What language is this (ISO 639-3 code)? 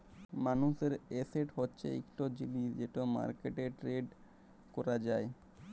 ben